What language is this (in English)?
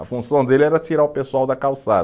Portuguese